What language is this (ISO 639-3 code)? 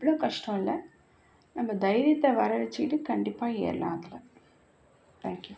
tam